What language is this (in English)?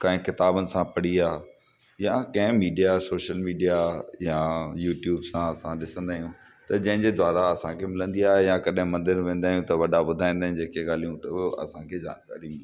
Sindhi